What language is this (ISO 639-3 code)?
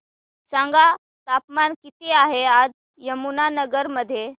mar